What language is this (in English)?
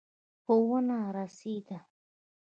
Pashto